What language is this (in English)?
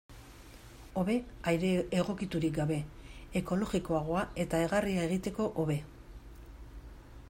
Basque